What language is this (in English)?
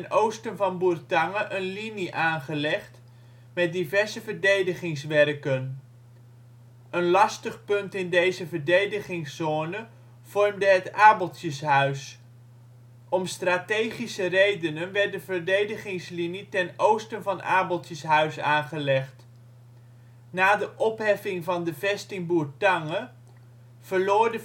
Dutch